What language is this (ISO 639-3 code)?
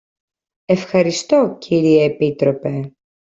ell